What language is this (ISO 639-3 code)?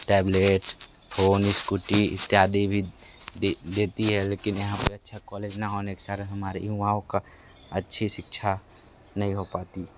hin